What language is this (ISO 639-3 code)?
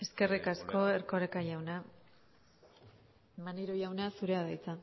eus